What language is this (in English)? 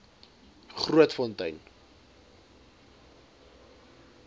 Afrikaans